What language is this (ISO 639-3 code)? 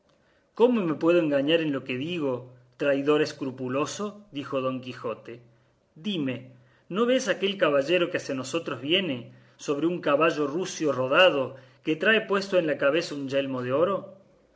spa